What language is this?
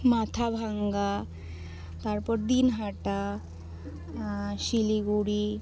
Bangla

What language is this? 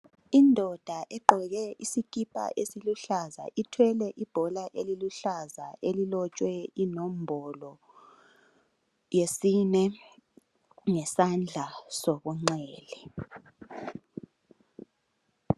North Ndebele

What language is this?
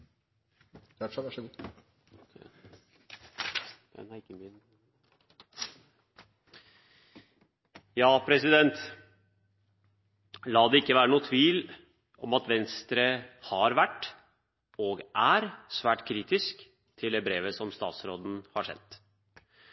Norwegian Bokmål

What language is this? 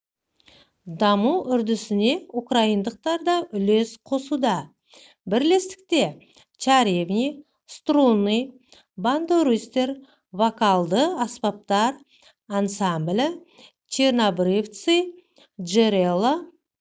Kazakh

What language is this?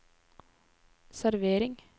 Norwegian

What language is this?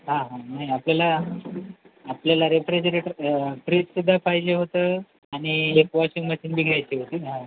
Marathi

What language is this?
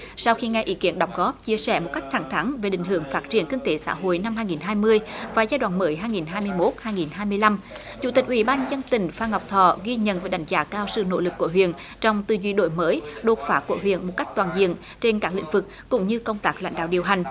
Vietnamese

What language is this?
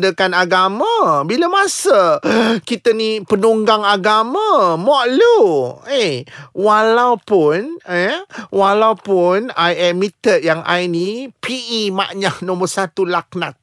Malay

